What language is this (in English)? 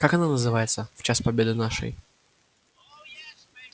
Russian